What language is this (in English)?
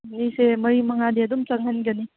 Manipuri